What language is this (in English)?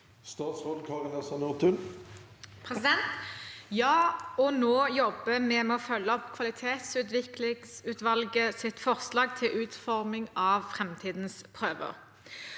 Norwegian